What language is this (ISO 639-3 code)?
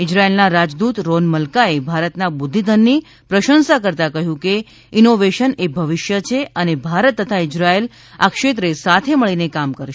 guj